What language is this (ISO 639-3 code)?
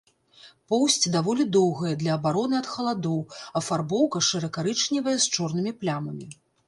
bel